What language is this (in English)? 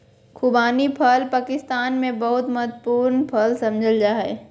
Magahi